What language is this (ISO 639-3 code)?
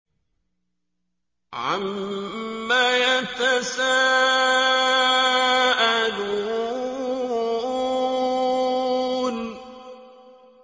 ara